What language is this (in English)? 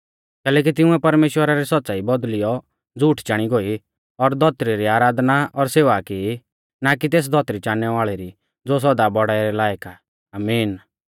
Mahasu Pahari